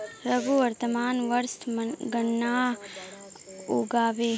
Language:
Magahi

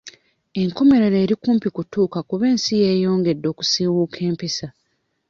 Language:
Ganda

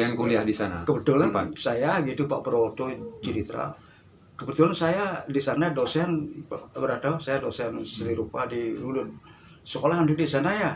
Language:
Indonesian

